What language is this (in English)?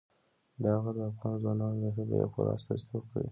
Pashto